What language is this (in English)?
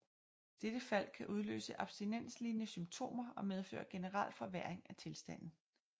Danish